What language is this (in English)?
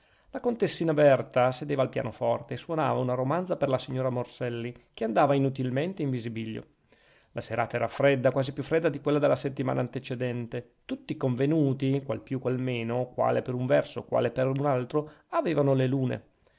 Italian